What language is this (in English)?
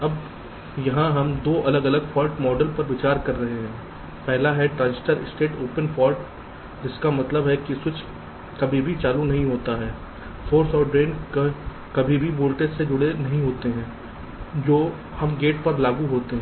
Hindi